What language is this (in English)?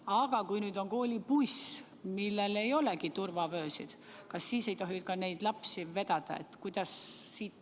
Estonian